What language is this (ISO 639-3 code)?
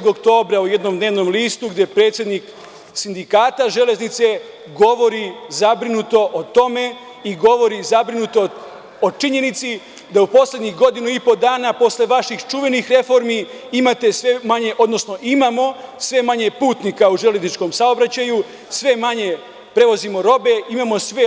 srp